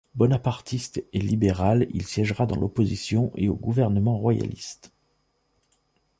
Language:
French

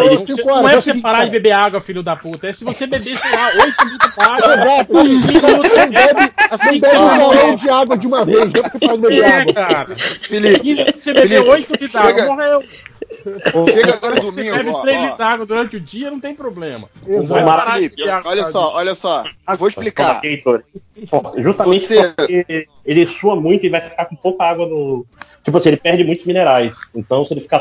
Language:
Portuguese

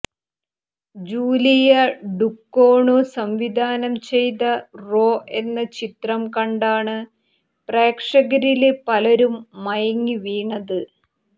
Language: Malayalam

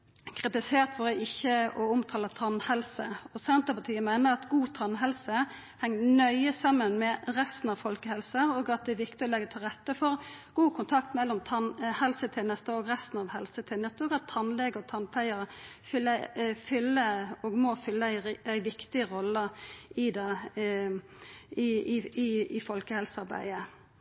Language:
Norwegian Nynorsk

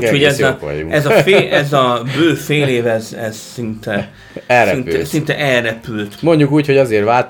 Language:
Hungarian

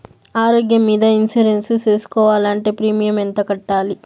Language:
Telugu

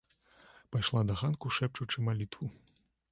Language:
Belarusian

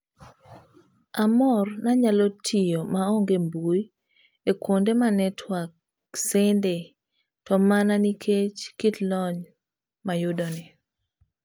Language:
Luo (Kenya and Tanzania)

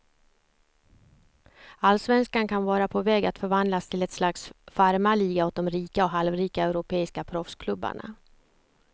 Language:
Swedish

